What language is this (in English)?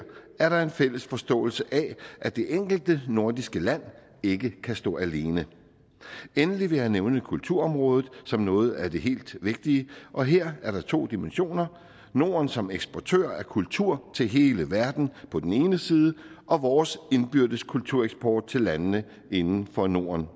Danish